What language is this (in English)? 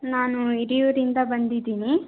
Kannada